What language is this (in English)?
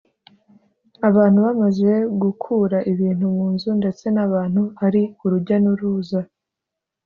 Kinyarwanda